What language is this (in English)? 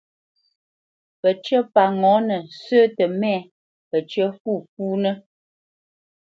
Bamenyam